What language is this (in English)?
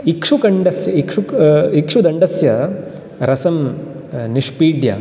Sanskrit